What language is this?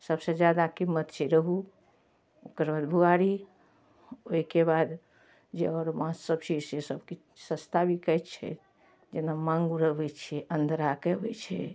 Maithili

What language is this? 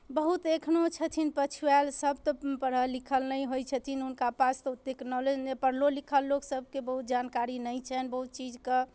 Maithili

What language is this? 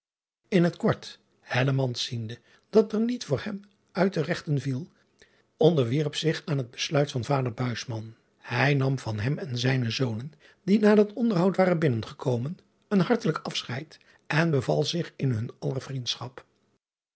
Dutch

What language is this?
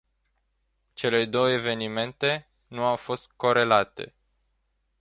Romanian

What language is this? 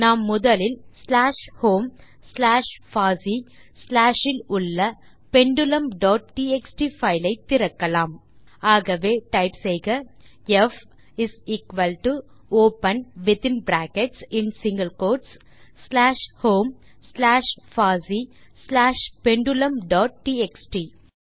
Tamil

